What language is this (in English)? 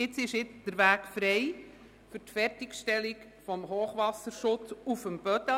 Swiss German